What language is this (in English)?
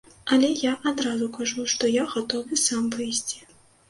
Belarusian